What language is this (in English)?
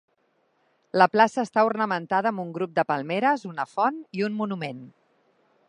Catalan